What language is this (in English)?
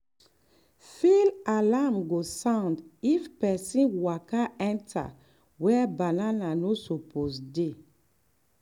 Nigerian Pidgin